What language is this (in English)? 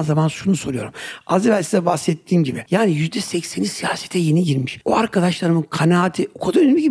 Turkish